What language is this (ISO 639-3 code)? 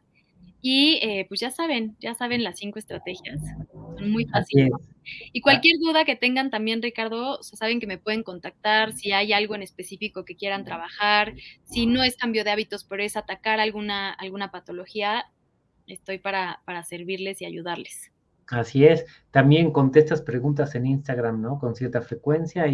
spa